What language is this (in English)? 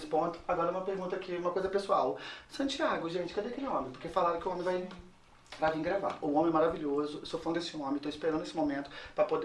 Portuguese